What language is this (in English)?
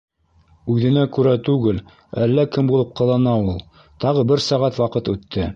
Bashkir